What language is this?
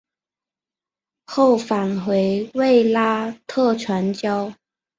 Chinese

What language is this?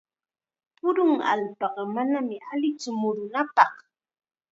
Chiquián Ancash Quechua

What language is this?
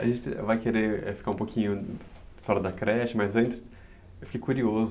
Portuguese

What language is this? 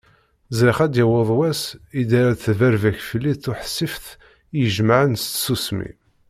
Kabyle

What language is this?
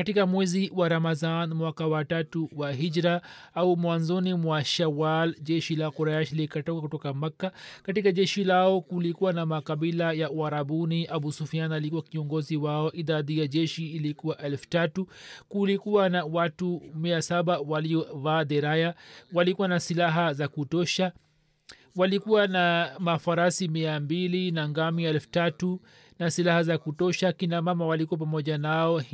Swahili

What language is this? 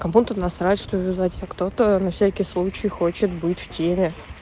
Russian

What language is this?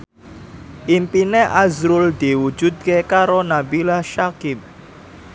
Javanese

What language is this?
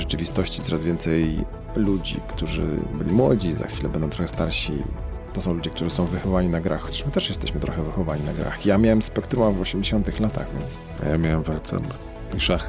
Polish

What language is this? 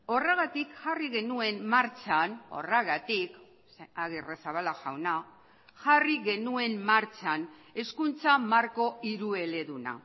Basque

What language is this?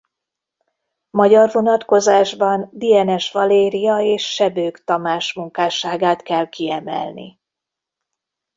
Hungarian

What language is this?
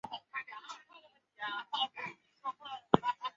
Chinese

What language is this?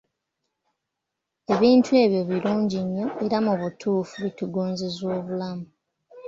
Ganda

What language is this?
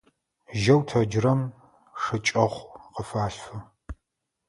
Adyghe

